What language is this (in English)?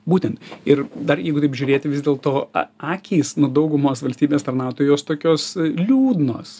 Lithuanian